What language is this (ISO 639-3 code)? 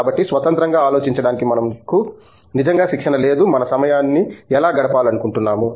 tel